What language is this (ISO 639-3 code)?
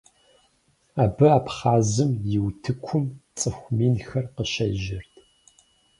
kbd